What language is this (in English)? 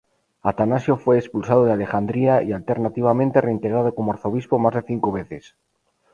Spanish